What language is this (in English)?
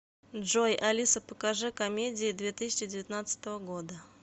Russian